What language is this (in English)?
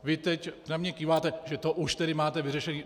Czech